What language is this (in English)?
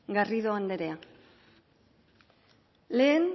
Basque